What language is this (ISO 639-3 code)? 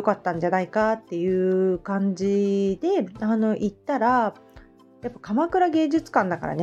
jpn